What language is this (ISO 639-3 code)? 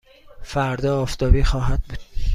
fas